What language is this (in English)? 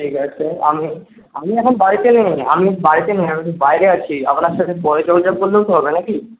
Bangla